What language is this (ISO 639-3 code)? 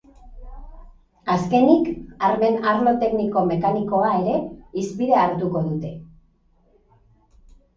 eus